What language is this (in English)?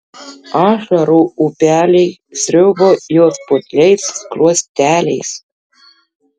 Lithuanian